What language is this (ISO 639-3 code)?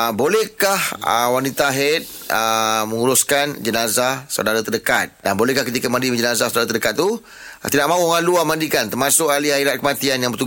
msa